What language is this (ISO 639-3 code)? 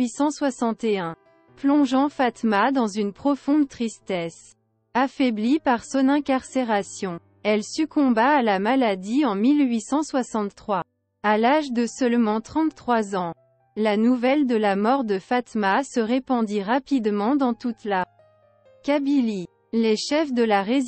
fra